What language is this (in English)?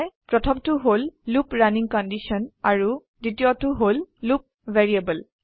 Assamese